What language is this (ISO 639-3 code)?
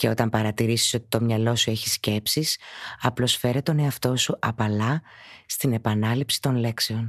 ell